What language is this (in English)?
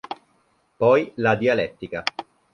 Italian